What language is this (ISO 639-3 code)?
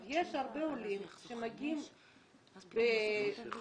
heb